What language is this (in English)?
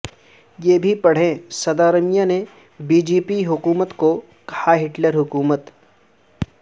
Urdu